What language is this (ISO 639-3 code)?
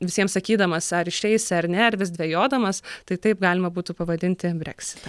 lit